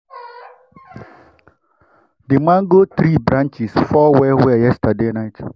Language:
Nigerian Pidgin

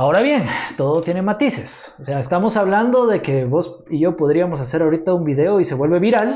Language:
Spanish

